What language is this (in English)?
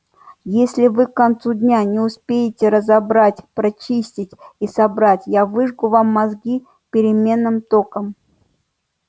Russian